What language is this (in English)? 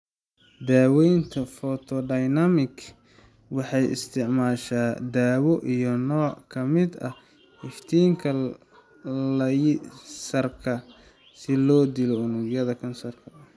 Somali